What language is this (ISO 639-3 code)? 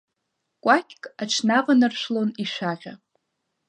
abk